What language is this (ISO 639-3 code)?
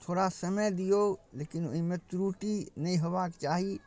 mai